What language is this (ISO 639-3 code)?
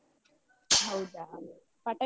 kan